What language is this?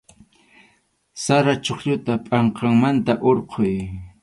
Arequipa-La Unión Quechua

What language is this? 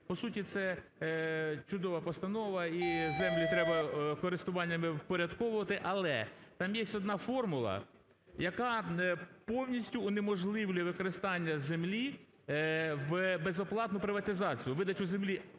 Ukrainian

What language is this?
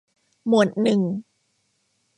Thai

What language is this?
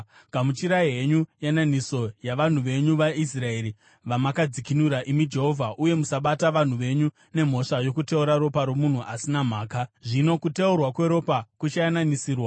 Shona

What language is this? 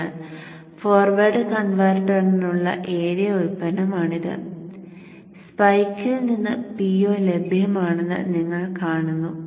Malayalam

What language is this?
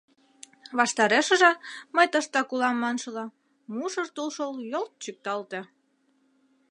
Mari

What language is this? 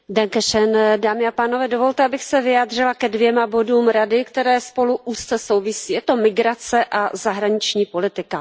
Czech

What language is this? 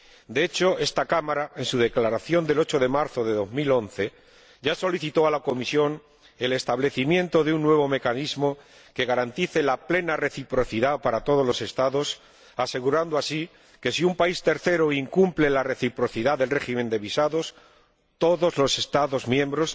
Spanish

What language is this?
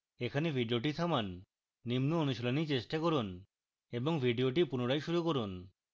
Bangla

